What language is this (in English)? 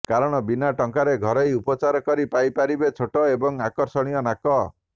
Odia